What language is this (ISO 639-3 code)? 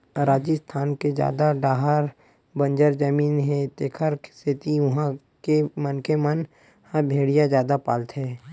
hne